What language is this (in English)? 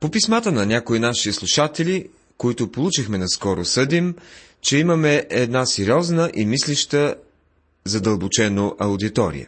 Bulgarian